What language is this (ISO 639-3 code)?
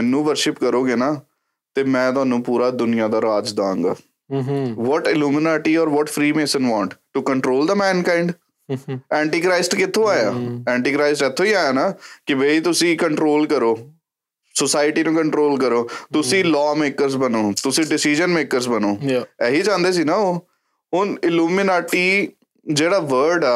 pan